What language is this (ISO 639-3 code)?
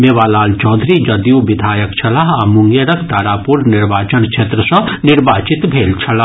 mai